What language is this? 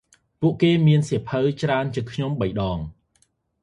Khmer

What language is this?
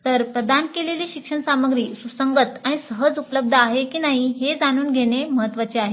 Marathi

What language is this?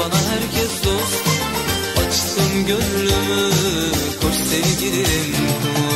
Turkish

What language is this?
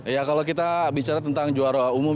Indonesian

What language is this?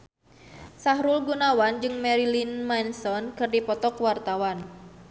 Sundanese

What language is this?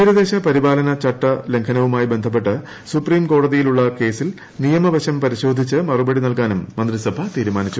Malayalam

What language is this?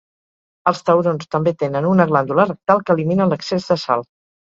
Catalan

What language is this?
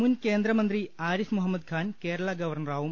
Malayalam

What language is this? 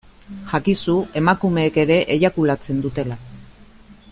Basque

